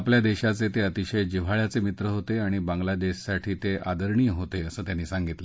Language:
Marathi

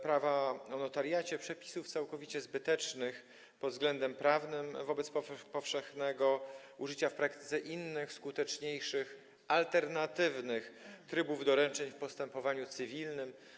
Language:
Polish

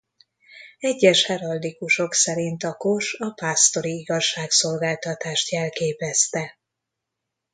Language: Hungarian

